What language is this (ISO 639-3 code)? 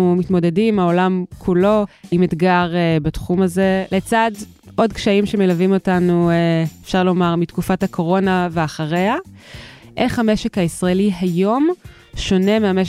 heb